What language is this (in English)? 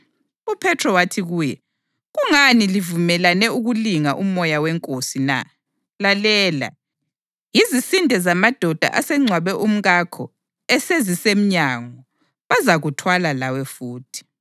North Ndebele